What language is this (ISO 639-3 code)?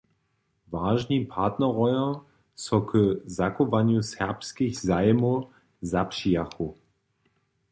hsb